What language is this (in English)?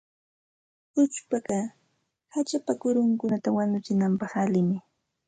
Santa Ana de Tusi Pasco Quechua